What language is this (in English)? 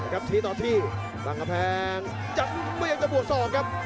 Thai